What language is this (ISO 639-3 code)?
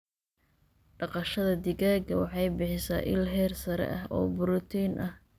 som